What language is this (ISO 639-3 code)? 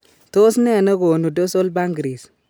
kln